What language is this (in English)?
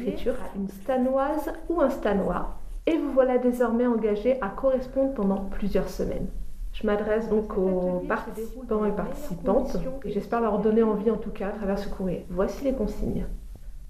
French